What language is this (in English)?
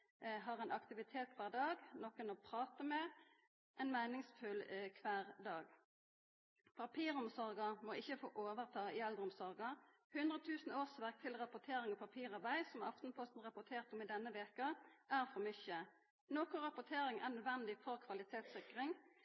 Norwegian Nynorsk